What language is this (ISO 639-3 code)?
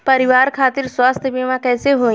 bho